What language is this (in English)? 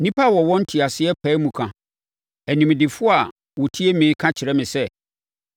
Akan